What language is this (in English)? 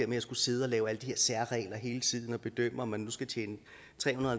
Danish